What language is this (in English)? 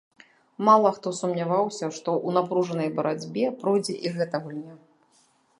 Belarusian